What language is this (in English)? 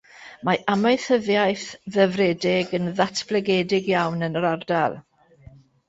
Welsh